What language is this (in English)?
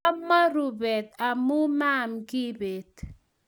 Kalenjin